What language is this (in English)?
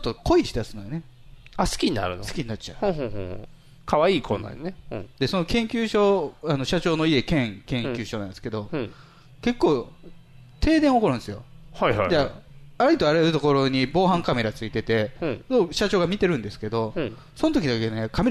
Japanese